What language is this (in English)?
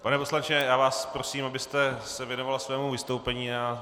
Czech